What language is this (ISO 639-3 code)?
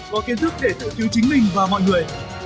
vie